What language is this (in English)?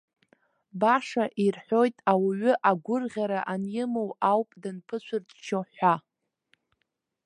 Abkhazian